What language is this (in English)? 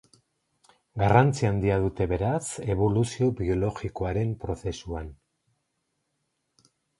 Basque